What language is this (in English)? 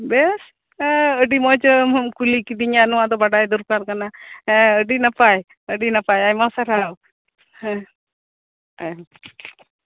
Santali